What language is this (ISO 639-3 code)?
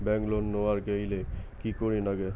ben